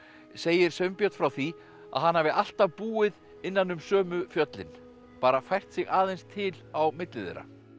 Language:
Icelandic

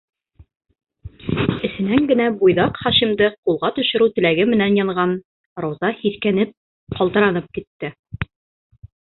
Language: Bashkir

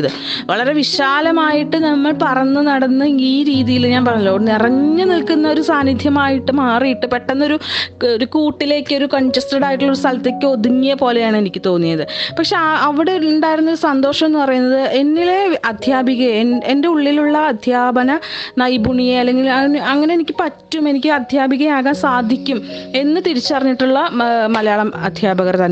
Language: Malayalam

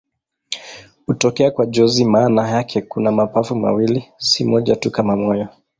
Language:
Swahili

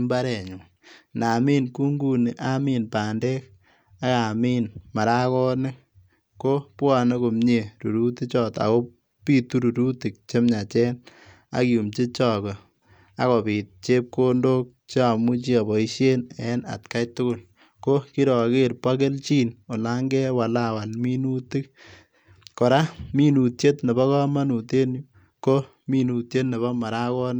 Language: Kalenjin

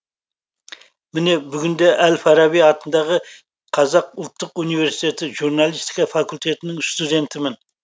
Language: Kazakh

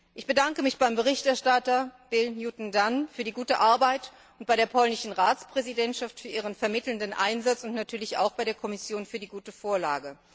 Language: German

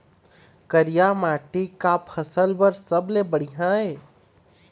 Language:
Chhattisgarhi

